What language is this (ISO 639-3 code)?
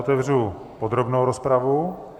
ces